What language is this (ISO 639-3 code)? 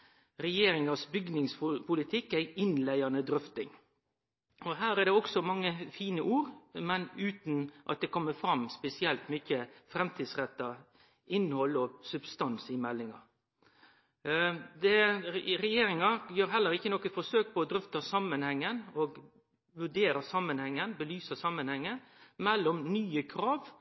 nno